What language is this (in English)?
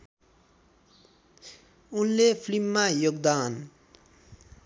Nepali